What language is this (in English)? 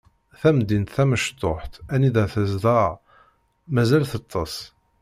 Kabyle